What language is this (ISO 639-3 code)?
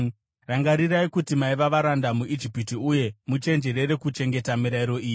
sna